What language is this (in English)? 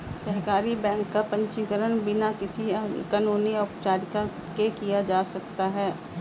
Hindi